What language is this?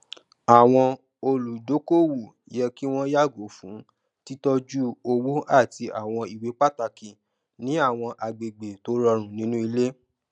Yoruba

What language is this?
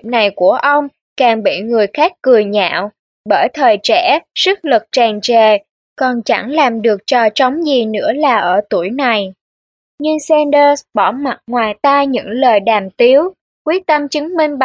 Vietnamese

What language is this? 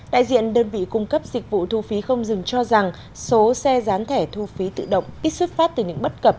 Vietnamese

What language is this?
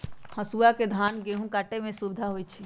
Magahi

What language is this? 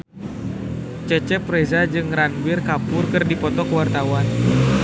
Sundanese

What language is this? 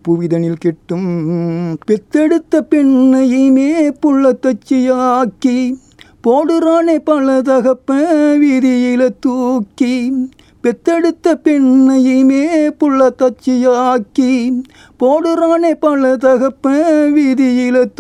Tamil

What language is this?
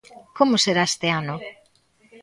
Galician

